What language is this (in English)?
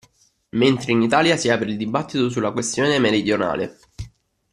Italian